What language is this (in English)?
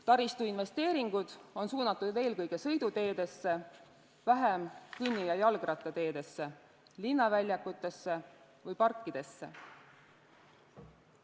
Estonian